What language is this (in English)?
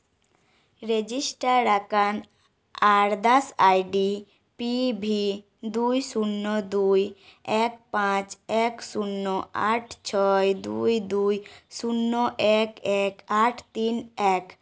Santali